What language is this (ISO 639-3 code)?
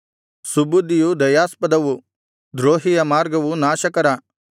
kan